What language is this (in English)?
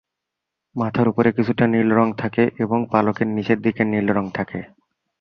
Bangla